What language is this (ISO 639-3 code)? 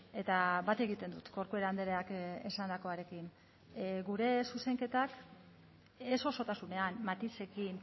eus